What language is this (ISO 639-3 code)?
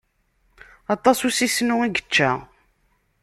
kab